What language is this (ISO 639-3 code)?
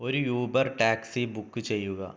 mal